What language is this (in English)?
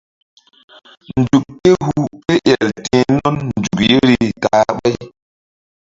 Mbum